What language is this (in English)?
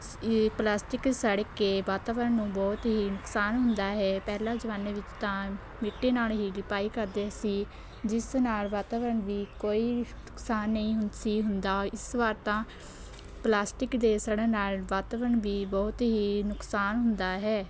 Punjabi